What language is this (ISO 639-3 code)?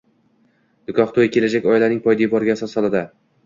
uzb